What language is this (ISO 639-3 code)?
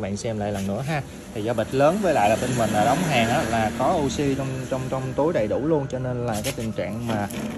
vie